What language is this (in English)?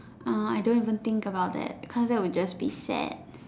English